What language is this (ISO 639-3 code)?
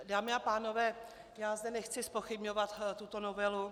ces